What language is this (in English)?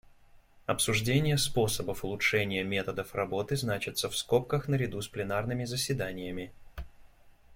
Russian